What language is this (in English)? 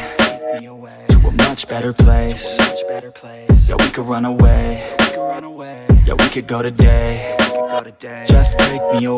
English